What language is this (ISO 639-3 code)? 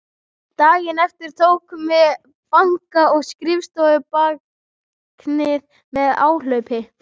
isl